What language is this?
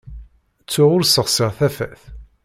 Kabyle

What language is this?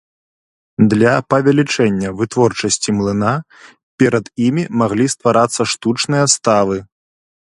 Belarusian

